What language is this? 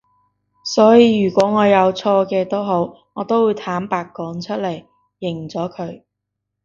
Cantonese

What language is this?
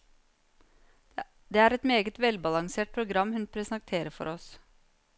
Norwegian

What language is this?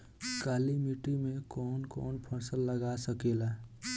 Bhojpuri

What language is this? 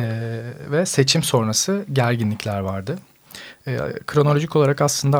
Turkish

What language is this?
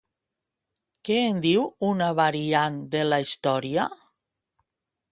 Catalan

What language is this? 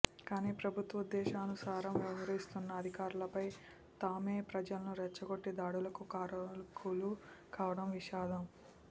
Telugu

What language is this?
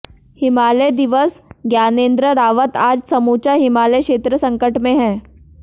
Hindi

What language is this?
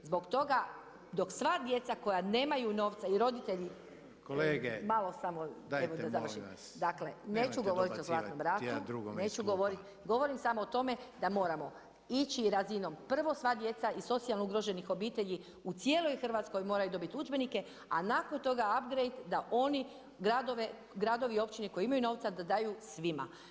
Croatian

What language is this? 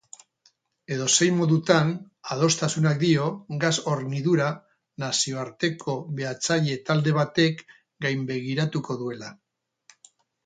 Basque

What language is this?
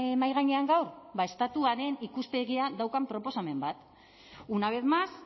Basque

